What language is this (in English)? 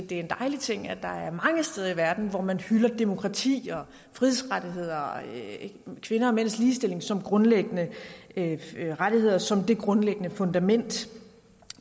Danish